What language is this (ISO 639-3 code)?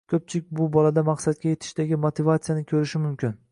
uzb